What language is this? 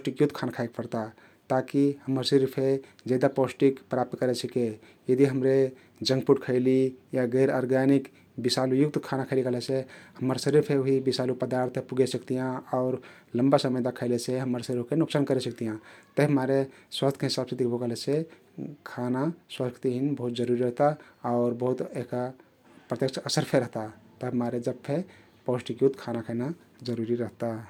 Kathoriya Tharu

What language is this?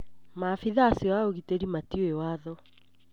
Kikuyu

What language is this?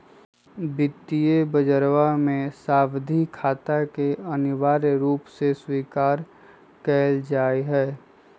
Magahi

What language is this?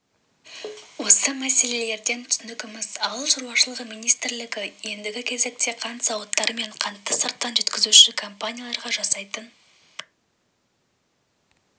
Kazakh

